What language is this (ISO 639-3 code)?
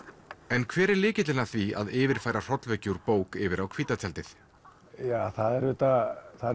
isl